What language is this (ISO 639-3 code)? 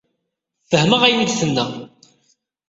kab